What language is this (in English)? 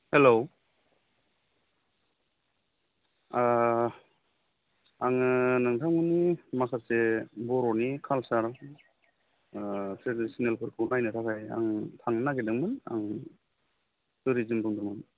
Bodo